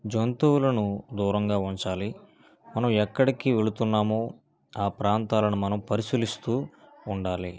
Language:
Telugu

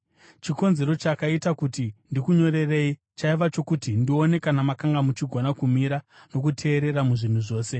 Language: Shona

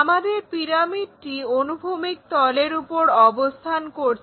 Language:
Bangla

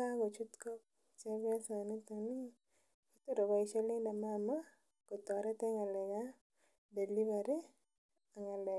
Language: Kalenjin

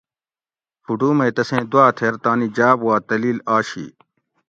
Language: Gawri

